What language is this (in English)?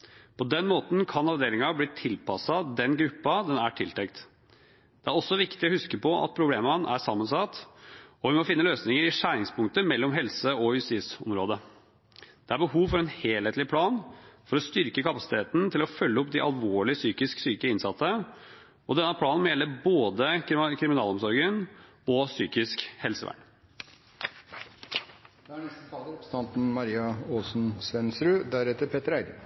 Norwegian Bokmål